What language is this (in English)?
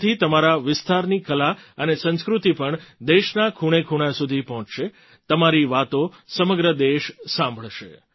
Gujarati